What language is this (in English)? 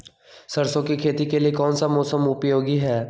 Magahi